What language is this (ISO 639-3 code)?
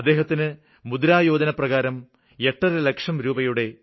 mal